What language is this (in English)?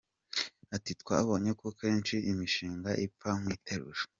Kinyarwanda